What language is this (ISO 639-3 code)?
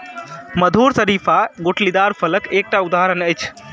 mai